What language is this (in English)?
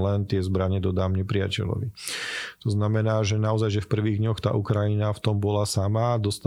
Slovak